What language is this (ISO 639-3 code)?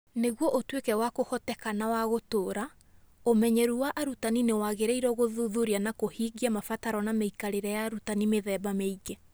kik